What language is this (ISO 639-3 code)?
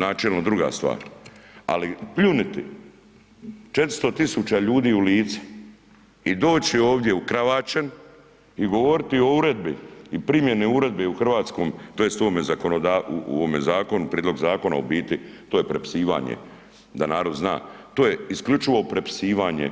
hrv